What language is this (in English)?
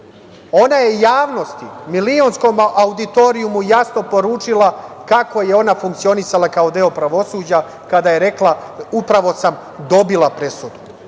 Serbian